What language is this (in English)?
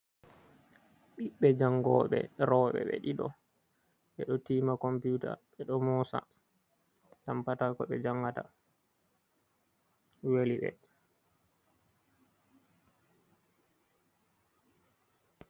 Fula